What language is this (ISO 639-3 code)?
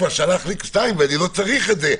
heb